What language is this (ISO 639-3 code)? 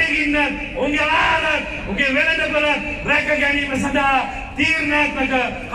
tur